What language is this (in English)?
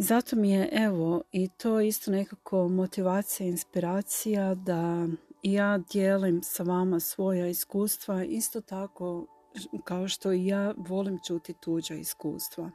Croatian